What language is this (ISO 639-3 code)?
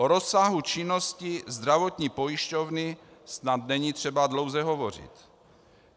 ces